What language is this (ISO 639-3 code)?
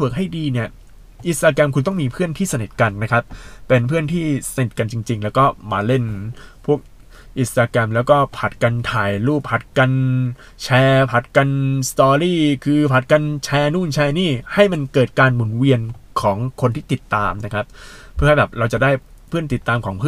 tha